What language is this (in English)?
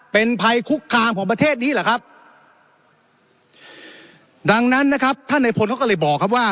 Thai